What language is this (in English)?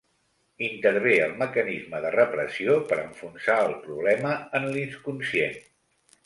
Catalan